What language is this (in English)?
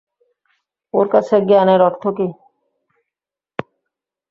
Bangla